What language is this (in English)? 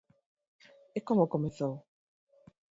Galician